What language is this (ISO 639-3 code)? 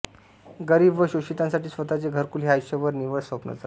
mar